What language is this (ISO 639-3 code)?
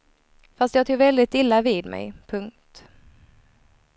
swe